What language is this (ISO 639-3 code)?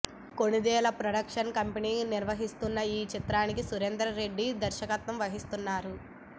tel